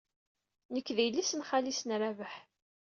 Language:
Kabyle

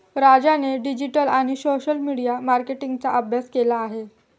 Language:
Marathi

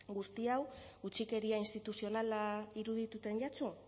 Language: Basque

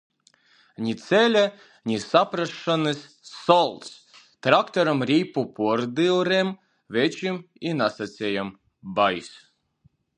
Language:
Latgalian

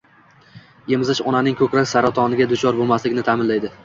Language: Uzbek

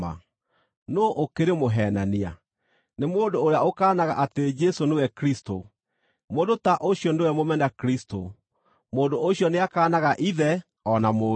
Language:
Kikuyu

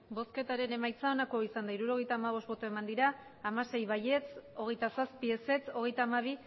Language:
Basque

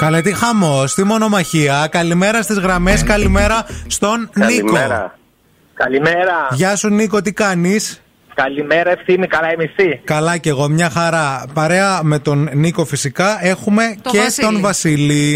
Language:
Greek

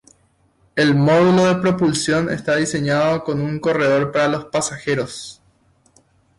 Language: Spanish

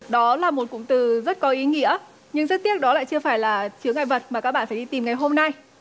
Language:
Vietnamese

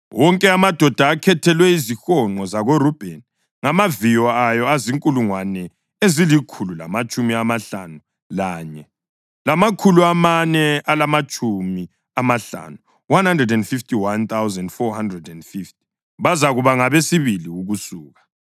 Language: North Ndebele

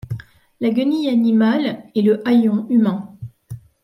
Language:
French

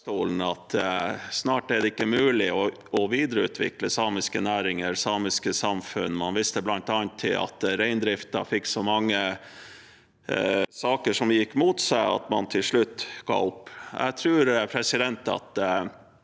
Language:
Norwegian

